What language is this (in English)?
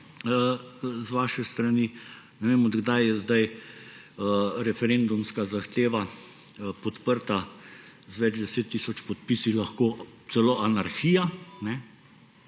Slovenian